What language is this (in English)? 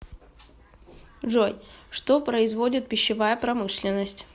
Russian